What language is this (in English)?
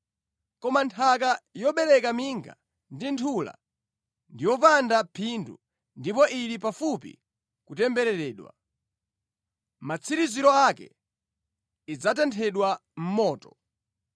Nyanja